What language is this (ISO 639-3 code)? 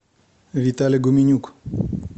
rus